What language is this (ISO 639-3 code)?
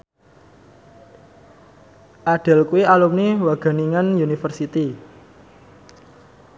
jav